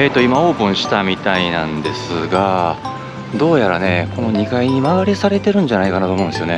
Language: Japanese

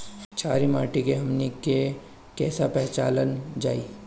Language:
Bhojpuri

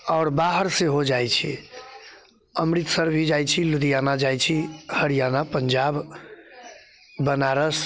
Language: Maithili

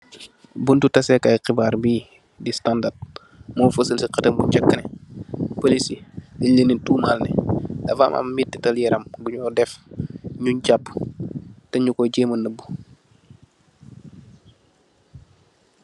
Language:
Wolof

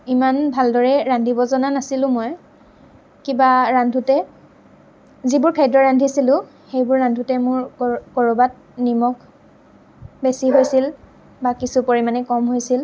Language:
Assamese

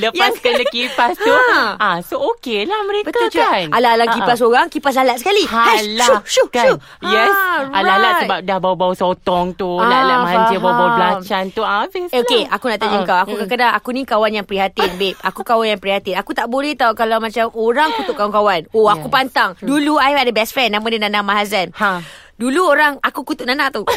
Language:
Malay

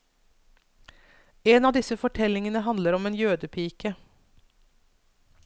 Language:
Norwegian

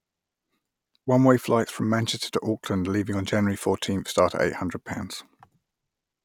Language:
English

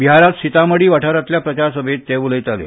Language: Konkani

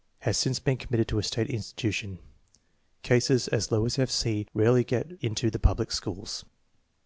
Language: English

